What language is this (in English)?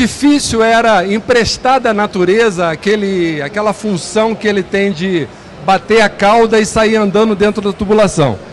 Portuguese